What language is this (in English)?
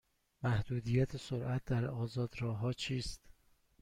Persian